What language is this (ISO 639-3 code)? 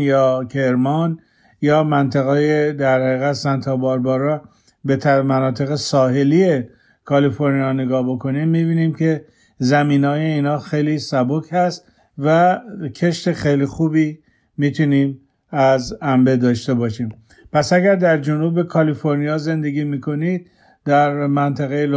fas